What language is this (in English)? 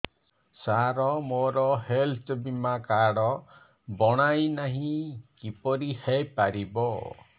Odia